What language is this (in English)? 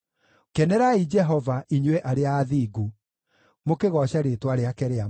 Kikuyu